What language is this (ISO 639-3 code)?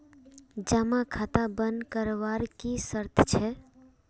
mag